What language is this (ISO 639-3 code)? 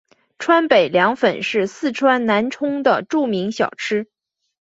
zho